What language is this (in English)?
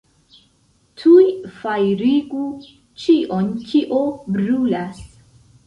Esperanto